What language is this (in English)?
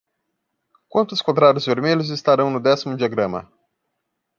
Portuguese